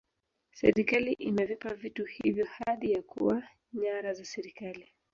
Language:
Swahili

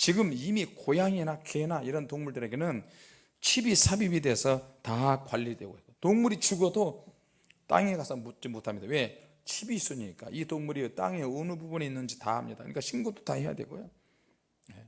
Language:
Korean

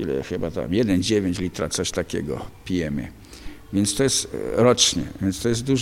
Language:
Polish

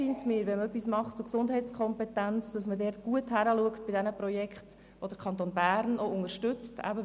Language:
Swiss German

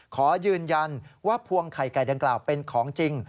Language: Thai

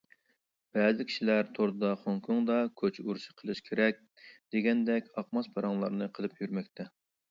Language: Uyghur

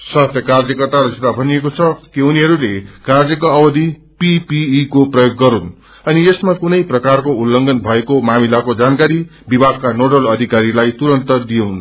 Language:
Nepali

